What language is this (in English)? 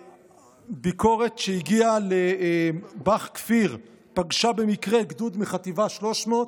Hebrew